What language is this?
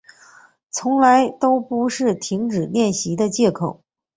Chinese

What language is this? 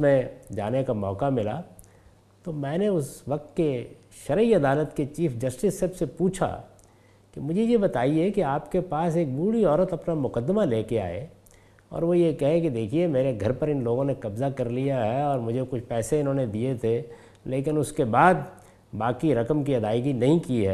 Urdu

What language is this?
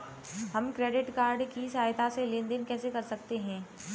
Hindi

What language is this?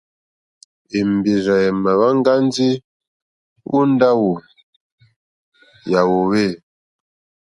Mokpwe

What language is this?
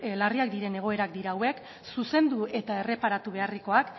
Basque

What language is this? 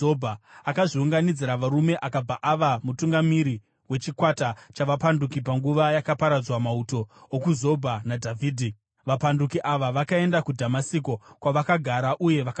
Shona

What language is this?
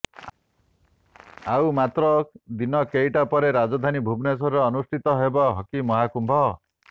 Odia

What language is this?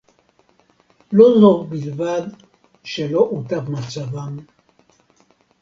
Hebrew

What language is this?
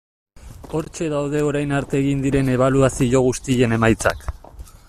Basque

